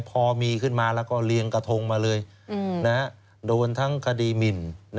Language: Thai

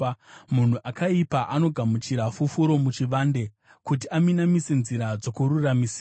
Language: Shona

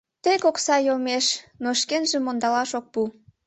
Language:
Mari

